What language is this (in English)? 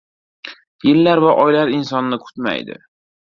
Uzbek